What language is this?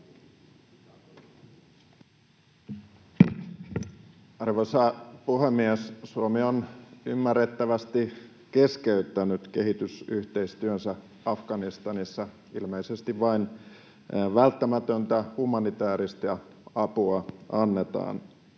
Finnish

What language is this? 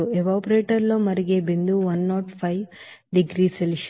Telugu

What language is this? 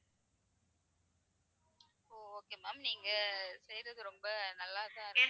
Tamil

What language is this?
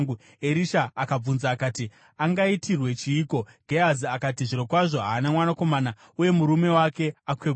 Shona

